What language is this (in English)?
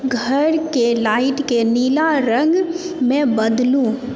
Maithili